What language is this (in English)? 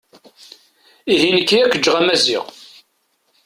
Kabyle